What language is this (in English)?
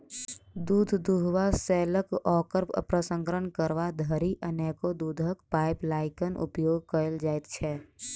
Maithili